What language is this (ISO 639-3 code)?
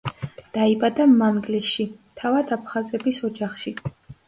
kat